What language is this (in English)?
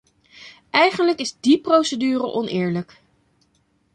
Dutch